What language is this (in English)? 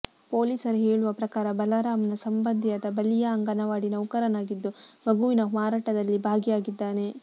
Kannada